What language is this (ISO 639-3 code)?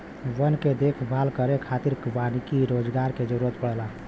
bho